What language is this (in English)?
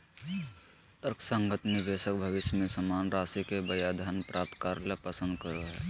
Magahi